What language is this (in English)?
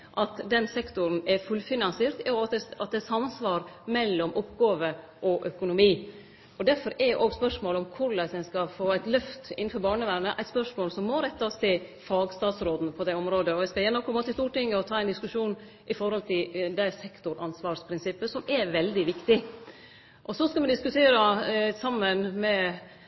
Norwegian Nynorsk